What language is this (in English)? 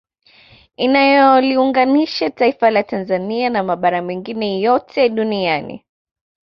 Swahili